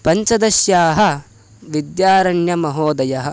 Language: Sanskrit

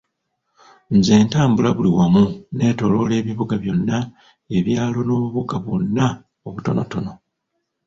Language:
Ganda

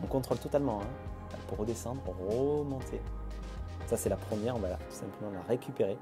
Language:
French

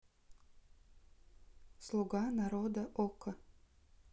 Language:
Russian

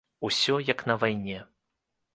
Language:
Belarusian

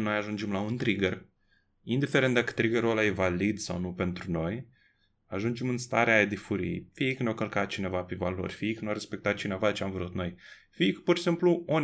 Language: Romanian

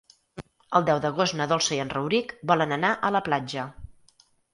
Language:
Catalan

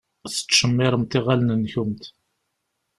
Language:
Kabyle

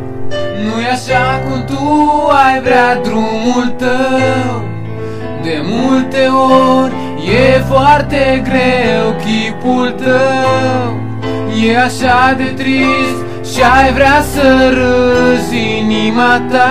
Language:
Romanian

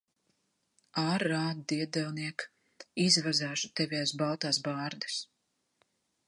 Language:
Latvian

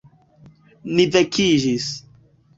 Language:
Esperanto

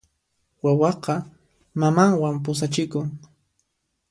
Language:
Puno Quechua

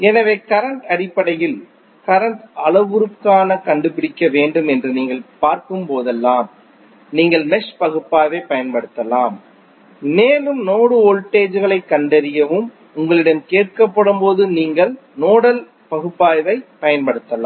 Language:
Tamil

